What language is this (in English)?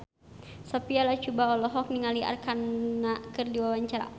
Sundanese